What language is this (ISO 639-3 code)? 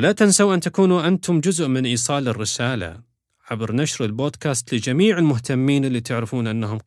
ara